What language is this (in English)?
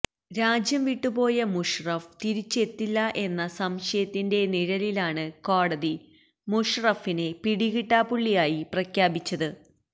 Malayalam